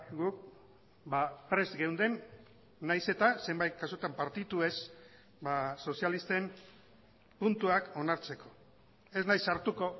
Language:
Basque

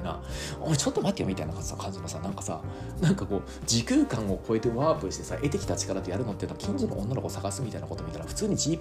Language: Japanese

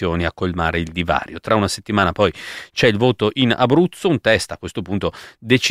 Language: Italian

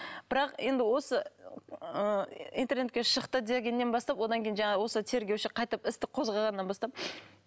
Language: Kazakh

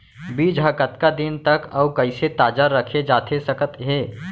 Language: Chhattisgarhi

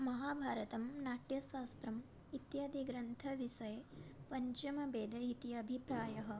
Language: Sanskrit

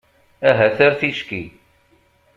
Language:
Kabyle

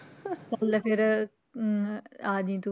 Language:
Punjabi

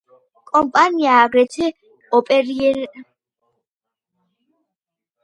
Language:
Georgian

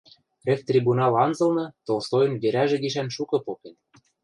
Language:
Western Mari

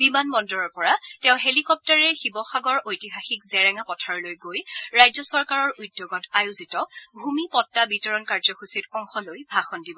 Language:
Assamese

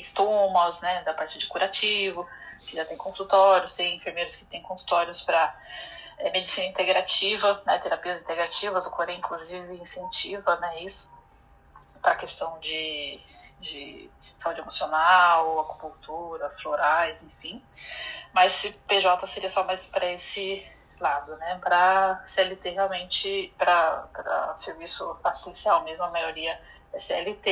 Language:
Portuguese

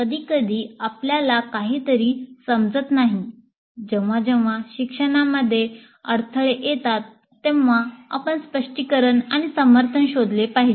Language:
Marathi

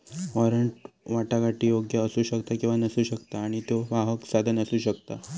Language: Marathi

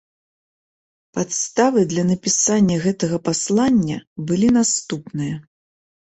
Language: Belarusian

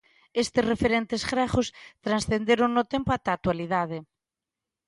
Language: Galician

